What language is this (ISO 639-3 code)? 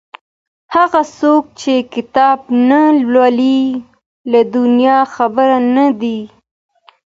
pus